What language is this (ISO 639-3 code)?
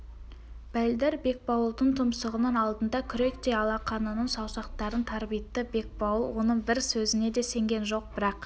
kaz